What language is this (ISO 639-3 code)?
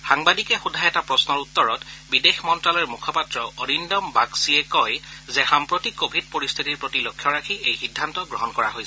asm